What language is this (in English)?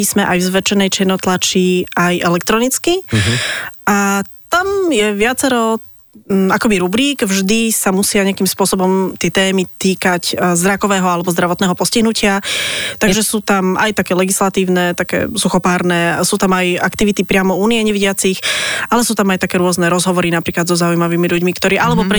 Slovak